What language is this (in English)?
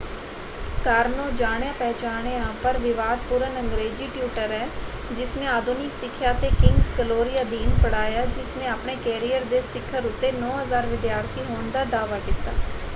Punjabi